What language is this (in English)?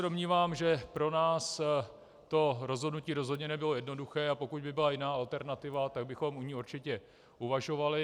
Czech